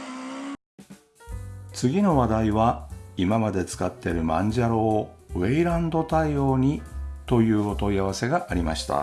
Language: Japanese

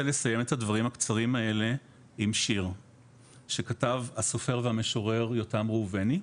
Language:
Hebrew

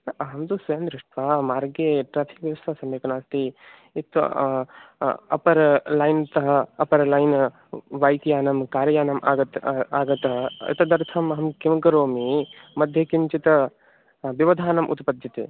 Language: Sanskrit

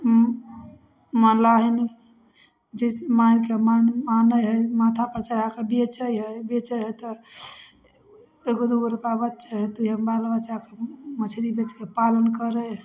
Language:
Maithili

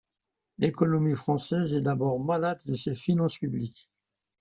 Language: French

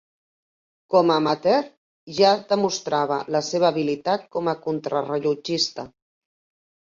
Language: Catalan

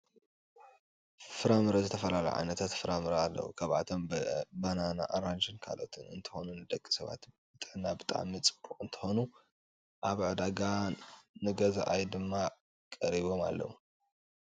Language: Tigrinya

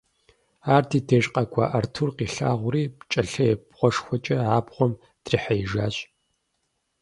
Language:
Kabardian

